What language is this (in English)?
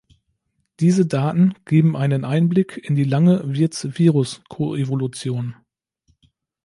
German